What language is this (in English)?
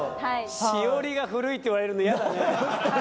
Japanese